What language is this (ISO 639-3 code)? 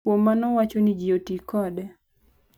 luo